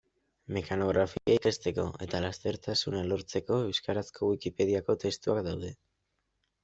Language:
Basque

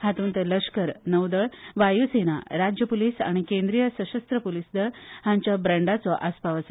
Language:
Konkani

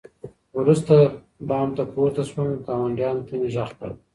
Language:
Pashto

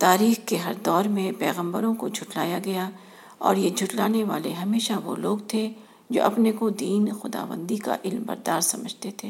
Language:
Urdu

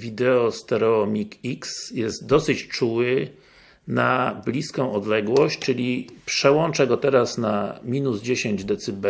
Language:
Polish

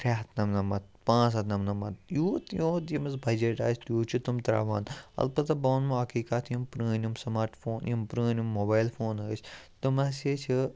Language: Kashmiri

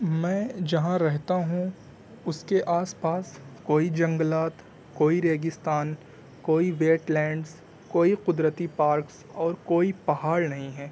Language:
Urdu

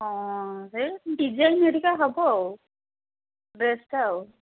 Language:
Odia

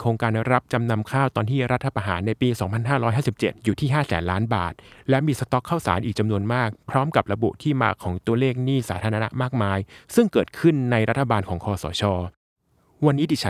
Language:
Thai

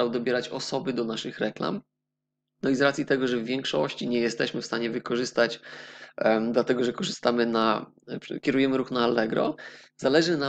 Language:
Polish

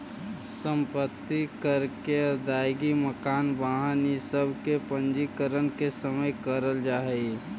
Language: Magahi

